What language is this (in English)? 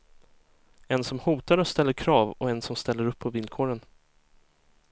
Swedish